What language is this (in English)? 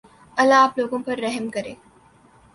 Urdu